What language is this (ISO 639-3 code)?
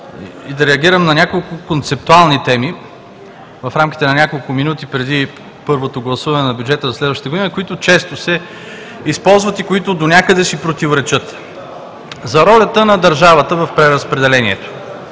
bul